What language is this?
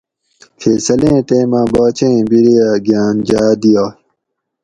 Gawri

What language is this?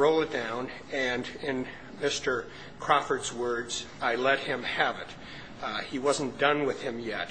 English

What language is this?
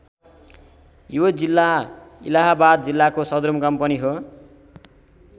Nepali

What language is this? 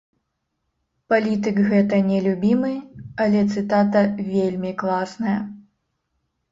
Belarusian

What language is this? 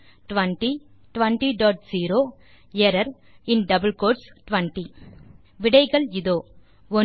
Tamil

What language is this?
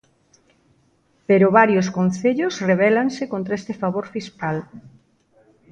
Galician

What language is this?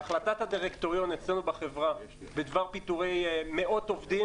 Hebrew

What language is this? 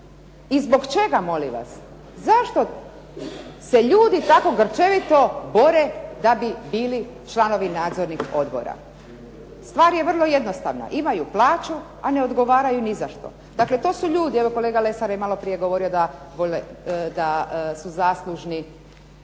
Croatian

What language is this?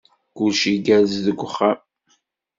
Kabyle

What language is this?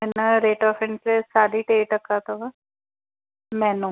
Sindhi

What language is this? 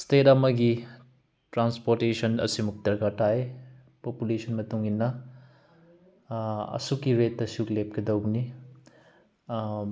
Manipuri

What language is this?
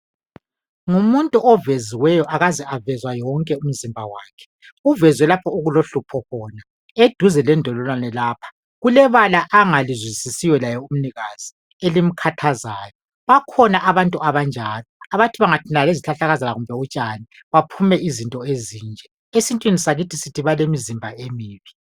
North Ndebele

